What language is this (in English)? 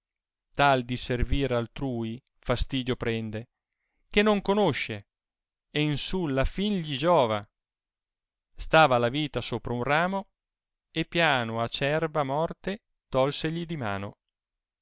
Italian